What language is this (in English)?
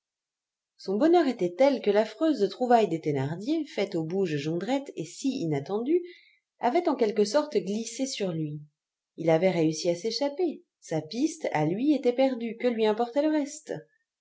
French